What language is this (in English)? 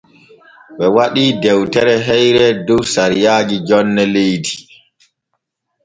Borgu Fulfulde